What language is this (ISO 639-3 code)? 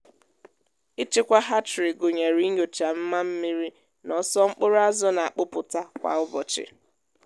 ibo